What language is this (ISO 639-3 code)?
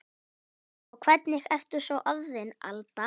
isl